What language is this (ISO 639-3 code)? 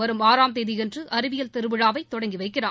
tam